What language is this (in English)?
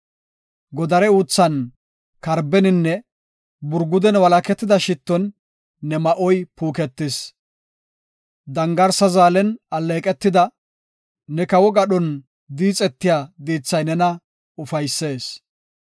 Gofa